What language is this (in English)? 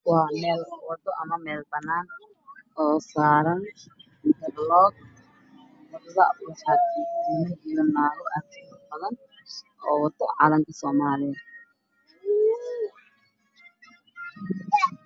Somali